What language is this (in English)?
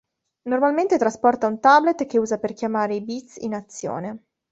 Italian